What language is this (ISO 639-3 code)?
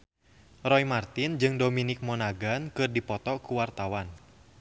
sun